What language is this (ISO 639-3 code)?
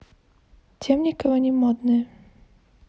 rus